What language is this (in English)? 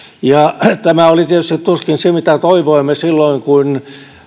Finnish